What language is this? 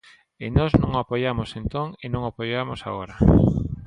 Galician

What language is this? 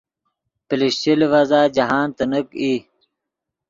Yidgha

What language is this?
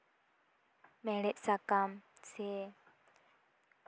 Santali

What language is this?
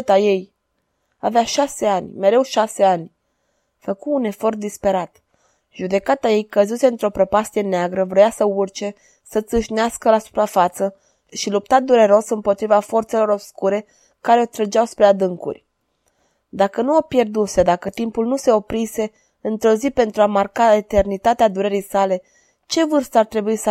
Romanian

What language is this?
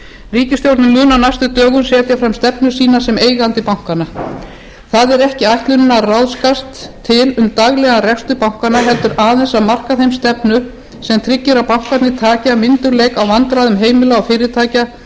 Icelandic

